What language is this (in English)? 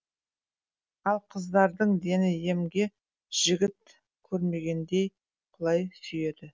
Kazakh